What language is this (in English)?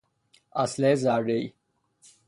Persian